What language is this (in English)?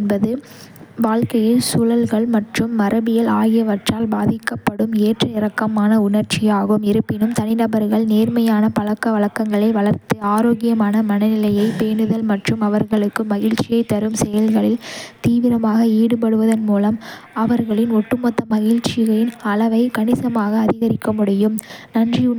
Kota (India)